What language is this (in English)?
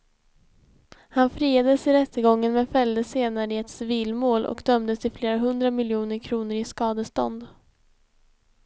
Swedish